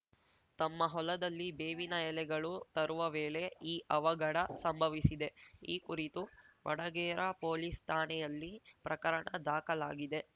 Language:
Kannada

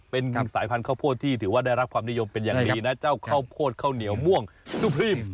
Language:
Thai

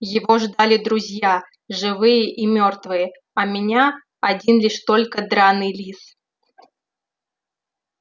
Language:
Russian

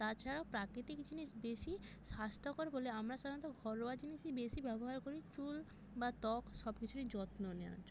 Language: Bangla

